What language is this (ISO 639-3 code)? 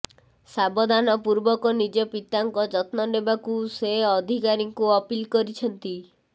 ori